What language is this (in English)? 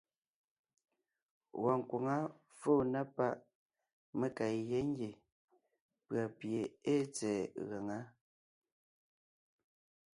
Ngiemboon